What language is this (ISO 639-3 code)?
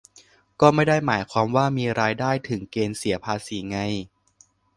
tha